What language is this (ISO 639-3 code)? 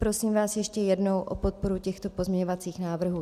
ces